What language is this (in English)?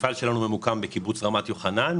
Hebrew